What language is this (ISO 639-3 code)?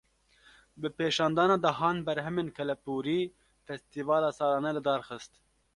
kur